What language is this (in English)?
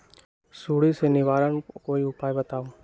Magahi